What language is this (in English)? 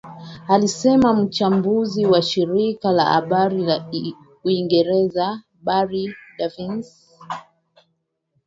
Swahili